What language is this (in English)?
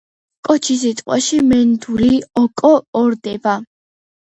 Georgian